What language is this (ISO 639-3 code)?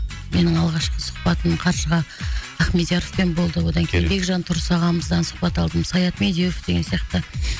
kaz